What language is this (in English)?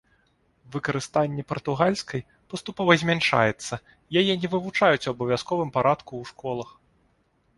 Belarusian